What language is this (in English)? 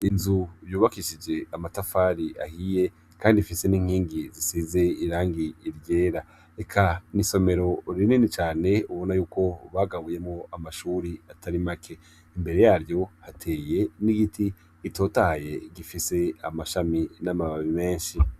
Rundi